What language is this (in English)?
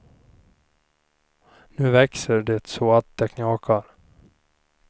Swedish